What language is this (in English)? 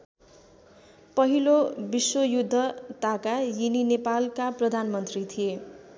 Nepali